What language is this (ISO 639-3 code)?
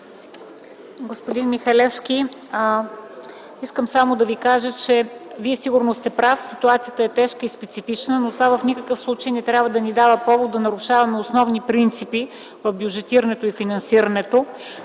bul